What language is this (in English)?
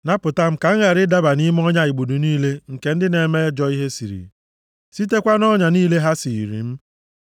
Igbo